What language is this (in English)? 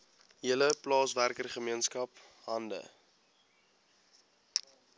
Afrikaans